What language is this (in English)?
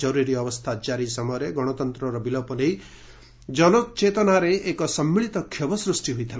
Odia